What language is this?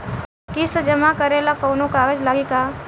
Bhojpuri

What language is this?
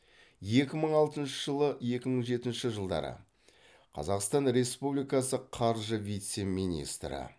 Kazakh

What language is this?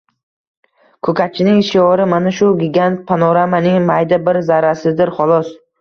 Uzbek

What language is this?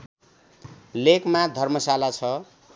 Nepali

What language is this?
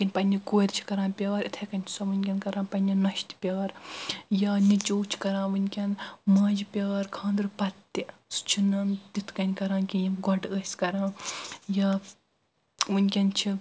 Kashmiri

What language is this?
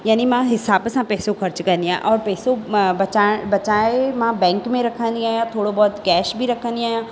Sindhi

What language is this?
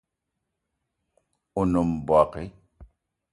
Eton (Cameroon)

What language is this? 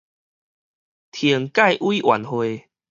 Min Nan Chinese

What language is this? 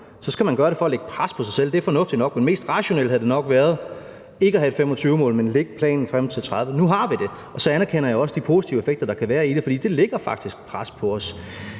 Danish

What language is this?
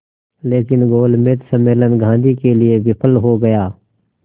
Hindi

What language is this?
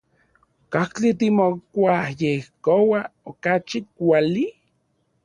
Central Puebla Nahuatl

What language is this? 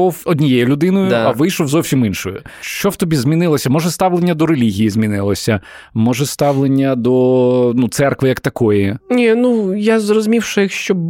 Ukrainian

